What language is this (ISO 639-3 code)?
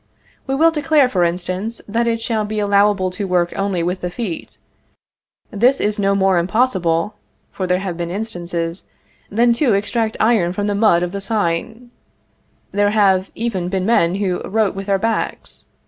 eng